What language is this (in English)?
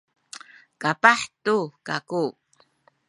Sakizaya